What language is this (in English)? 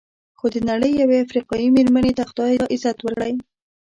Pashto